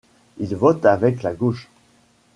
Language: French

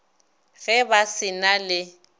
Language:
Northern Sotho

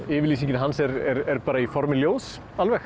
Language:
Icelandic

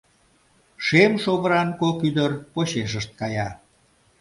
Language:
Mari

